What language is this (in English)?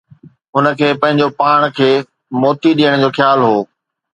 Sindhi